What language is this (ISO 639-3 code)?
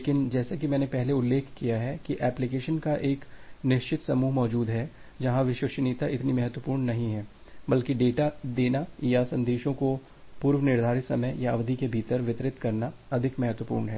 hin